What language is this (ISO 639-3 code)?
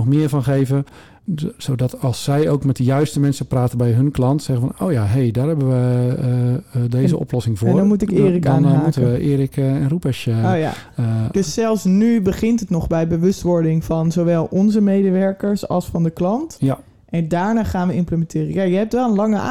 nld